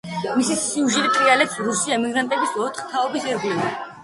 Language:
Georgian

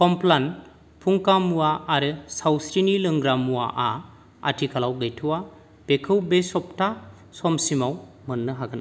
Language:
Bodo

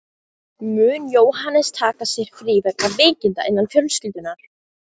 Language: Icelandic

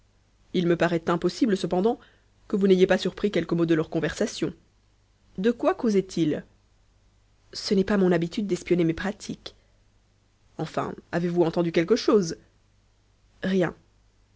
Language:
French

